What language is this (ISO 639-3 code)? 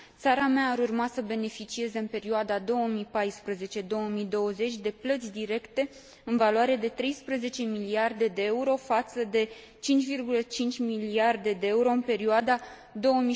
ron